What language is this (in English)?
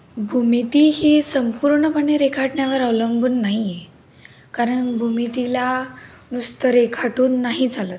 Marathi